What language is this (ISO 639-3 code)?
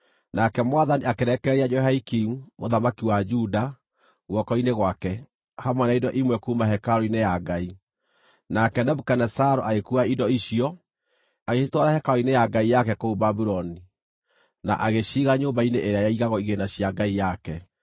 kik